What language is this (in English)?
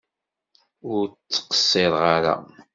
Kabyle